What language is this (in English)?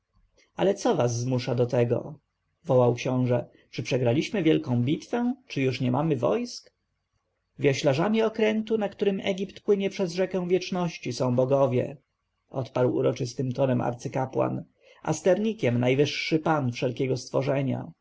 Polish